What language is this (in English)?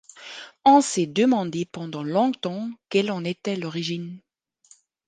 French